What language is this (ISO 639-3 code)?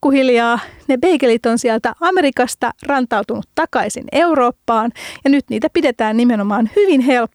fin